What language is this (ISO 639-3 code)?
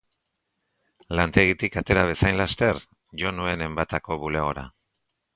eus